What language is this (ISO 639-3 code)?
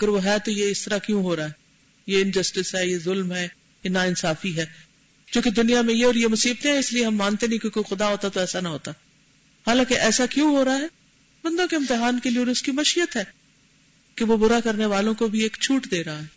urd